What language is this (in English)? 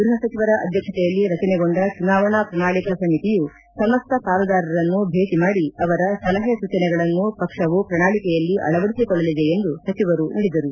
Kannada